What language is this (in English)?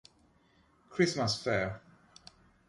Italian